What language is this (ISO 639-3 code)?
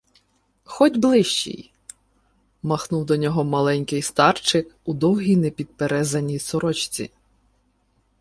ukr